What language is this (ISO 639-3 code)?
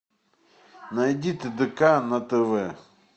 rus